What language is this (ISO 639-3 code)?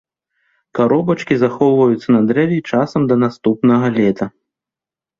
bel